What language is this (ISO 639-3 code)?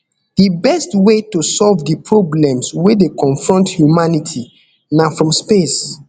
pcm